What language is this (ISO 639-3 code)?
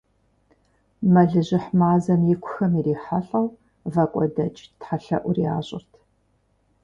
kbd